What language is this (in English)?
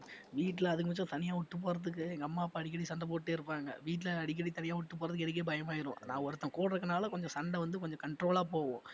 Tamil